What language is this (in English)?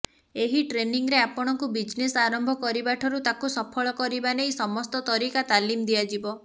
Odia